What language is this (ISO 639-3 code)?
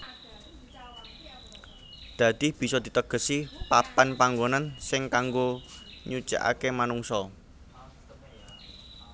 jav